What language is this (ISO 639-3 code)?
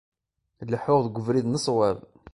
kab